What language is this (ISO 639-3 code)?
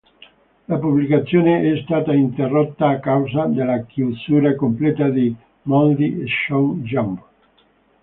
ita